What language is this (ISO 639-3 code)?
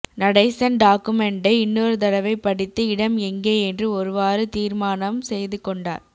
tam